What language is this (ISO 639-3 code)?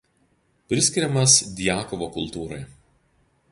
lit